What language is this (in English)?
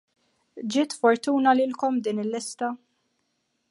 Maltese